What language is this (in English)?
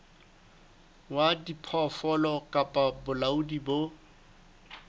Southern Sotho